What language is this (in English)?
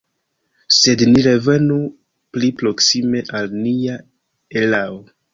Esperanto